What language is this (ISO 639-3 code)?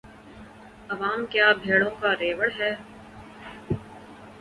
urd